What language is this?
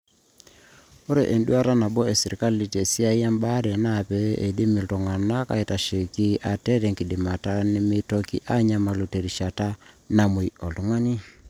Masai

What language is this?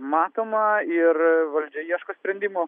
Lithuanian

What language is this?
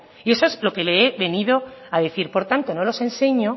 Spanish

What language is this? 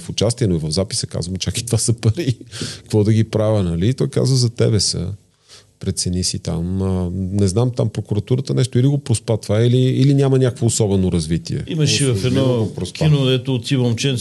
Bulgarian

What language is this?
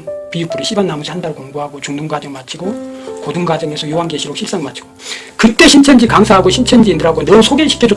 Korean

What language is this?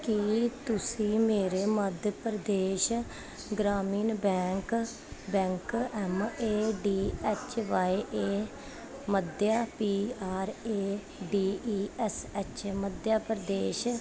Punjabi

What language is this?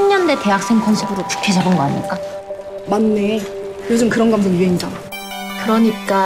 Korean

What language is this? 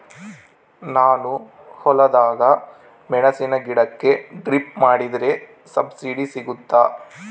Kannada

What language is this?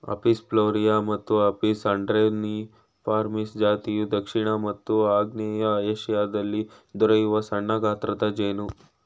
Kannada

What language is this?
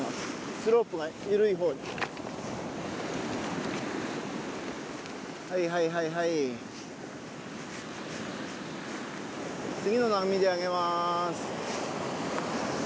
Japanese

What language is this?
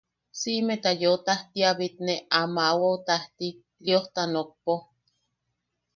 Yaqui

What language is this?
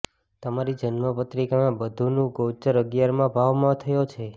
Gujarati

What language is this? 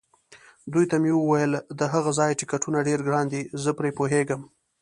Pashto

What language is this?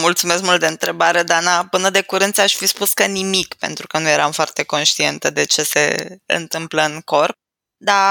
Romanian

